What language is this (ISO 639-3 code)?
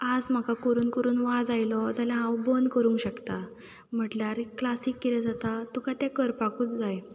kok